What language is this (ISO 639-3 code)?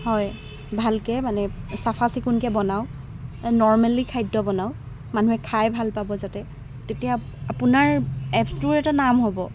asm